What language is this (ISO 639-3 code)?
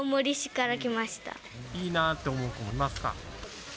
jpn